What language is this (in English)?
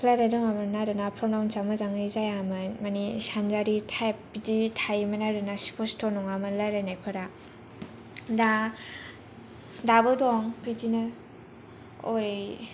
Bodo